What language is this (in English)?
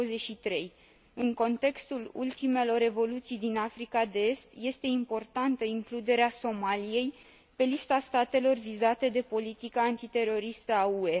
Romanian